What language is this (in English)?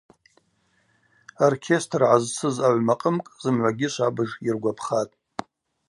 Abaza